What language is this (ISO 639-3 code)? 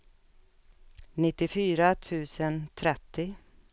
swe